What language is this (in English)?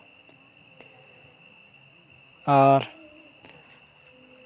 Santali